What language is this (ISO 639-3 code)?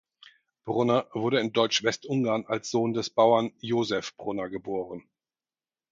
deu